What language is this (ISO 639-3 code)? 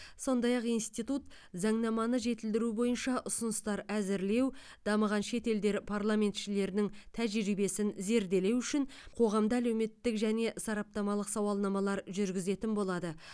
kaz